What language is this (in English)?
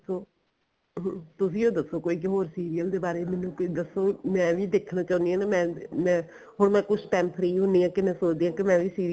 Punjabi